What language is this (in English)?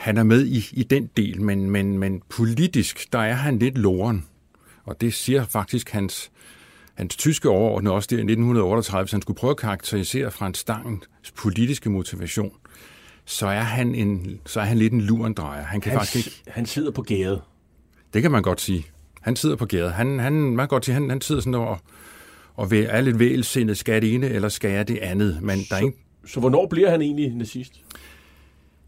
Danish